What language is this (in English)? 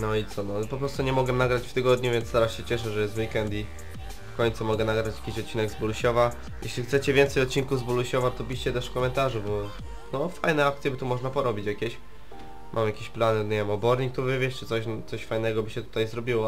Polish